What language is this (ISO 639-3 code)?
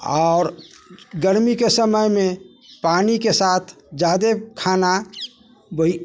mai